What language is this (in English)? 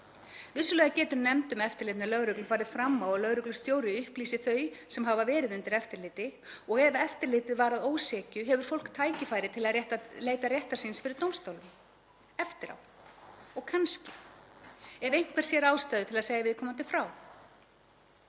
Icelandic